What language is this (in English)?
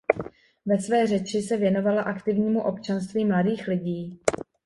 Czech